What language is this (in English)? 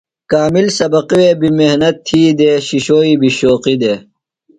Phalura